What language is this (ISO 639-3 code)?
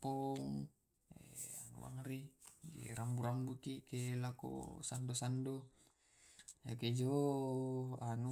rob